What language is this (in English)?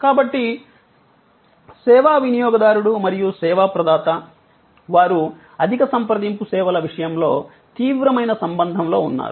Telugu